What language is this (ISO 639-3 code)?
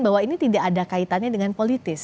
ind